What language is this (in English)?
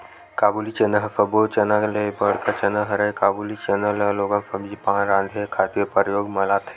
Chhattisgarhi